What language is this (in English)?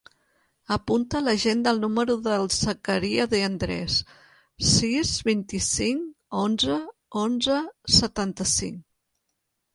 Catalan